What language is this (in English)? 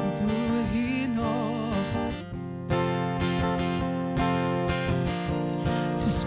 Dutch